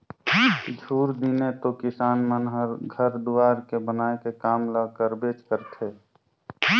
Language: Chhattisgarhi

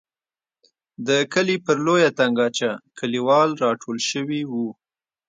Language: Pashto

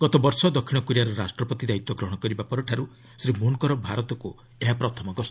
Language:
Odia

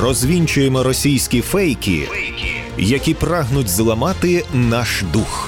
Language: Ukrainian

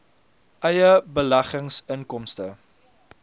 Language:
Afrikaans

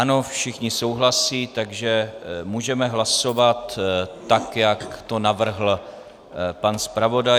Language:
Czech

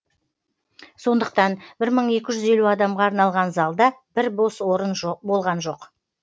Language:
Kazakh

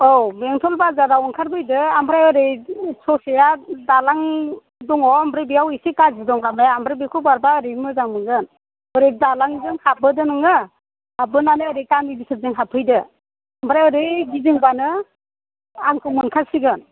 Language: Bodo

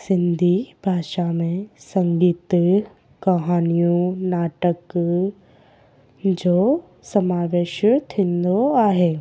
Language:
Sindhi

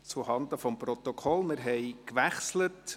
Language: Swiss German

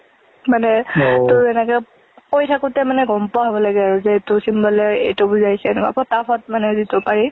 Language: Assamese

